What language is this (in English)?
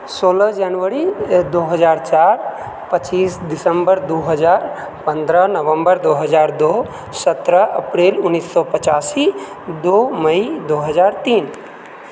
Maithili